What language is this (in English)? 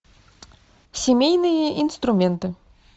Russian